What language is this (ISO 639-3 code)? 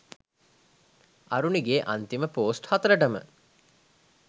sin